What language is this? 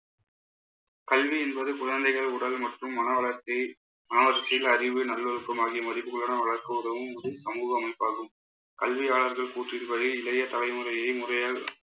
Tamil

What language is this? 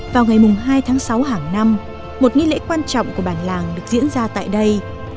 Vietnamese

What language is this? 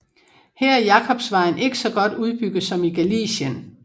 Danish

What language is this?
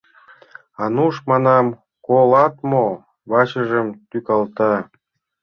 Mari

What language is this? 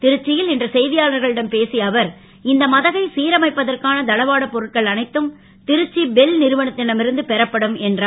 Tamil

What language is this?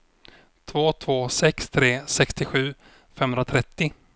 Swedish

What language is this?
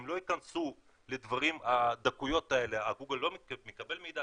Hebrew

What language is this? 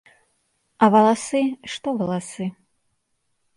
Belarusian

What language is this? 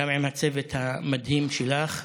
Hebrew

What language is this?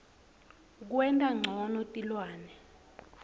Swati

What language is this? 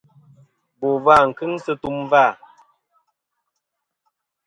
Kom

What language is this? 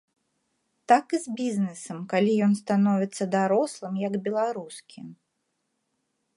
Belarusian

